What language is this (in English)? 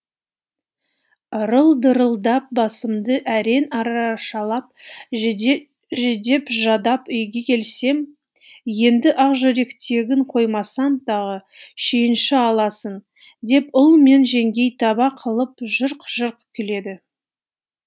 Kazakh